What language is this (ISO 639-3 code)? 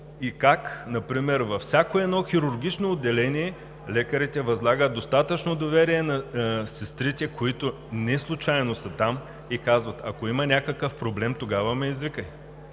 bul